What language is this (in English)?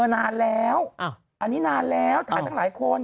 Thai